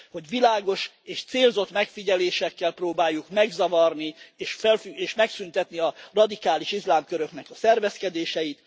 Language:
Hungarian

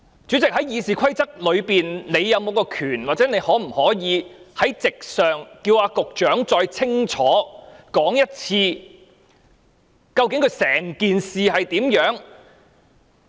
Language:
Cantonese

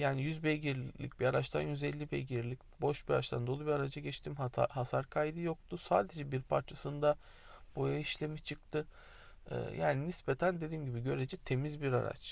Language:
Turkish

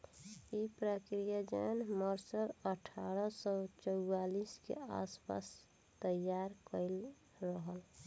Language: Bhojpuri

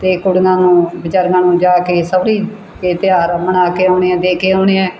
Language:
Punjabi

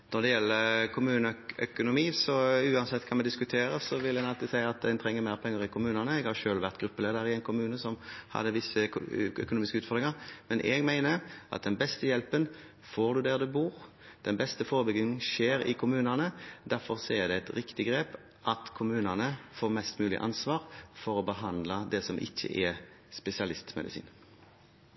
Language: Norwegian Bokmål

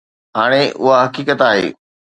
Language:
Sindhi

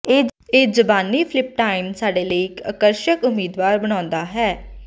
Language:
Punjabi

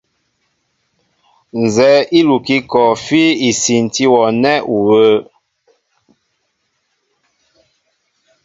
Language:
Mbo (Cameroon)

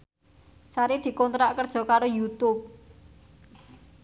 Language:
Javanese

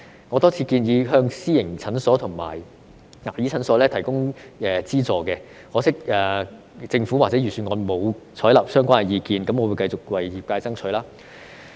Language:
Cantonese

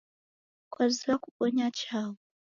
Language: Taita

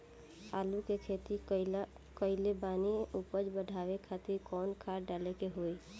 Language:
Bhojpuri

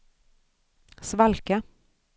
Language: Swedish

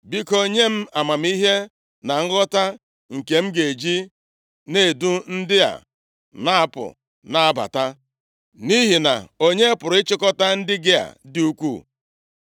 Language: Igbo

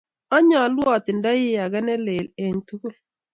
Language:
Kalenjin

